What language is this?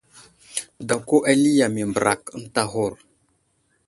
Wuzlam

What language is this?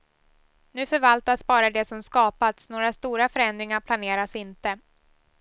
Swedish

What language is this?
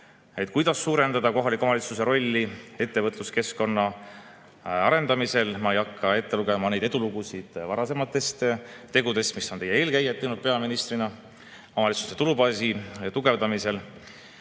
Estonian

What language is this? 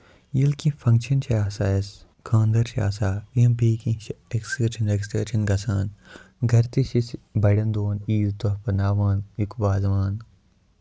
Kashmiri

